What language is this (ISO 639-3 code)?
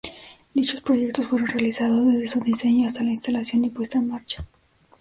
spa